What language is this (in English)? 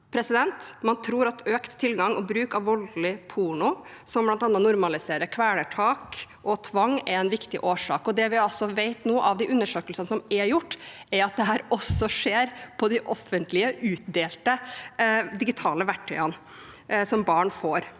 Norwegian